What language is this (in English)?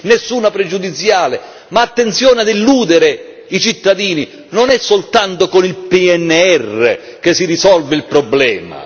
Italian